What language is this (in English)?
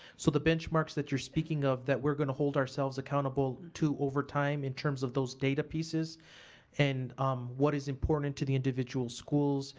English